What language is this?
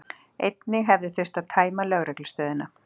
Icelandic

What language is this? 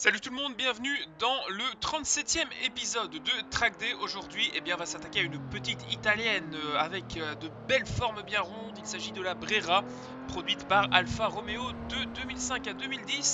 French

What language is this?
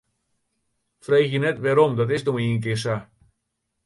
Western Frisian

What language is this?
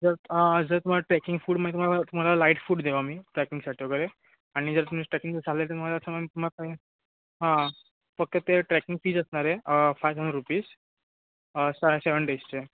Marathi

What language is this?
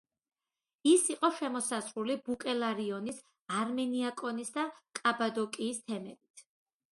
Georgian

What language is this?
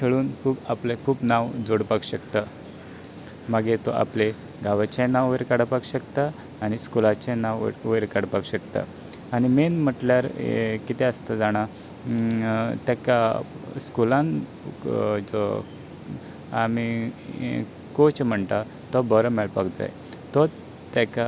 Konkani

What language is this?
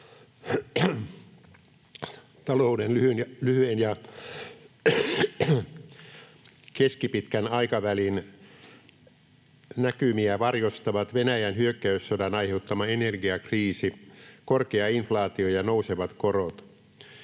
Finnish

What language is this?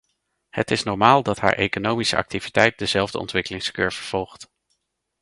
Dutch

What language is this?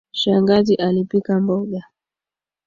Swahili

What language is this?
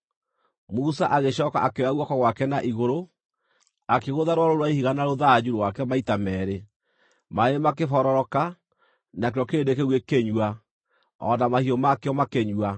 Kikuyu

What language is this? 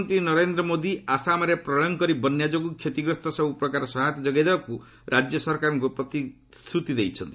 Odia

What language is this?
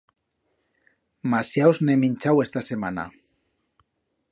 Aragonese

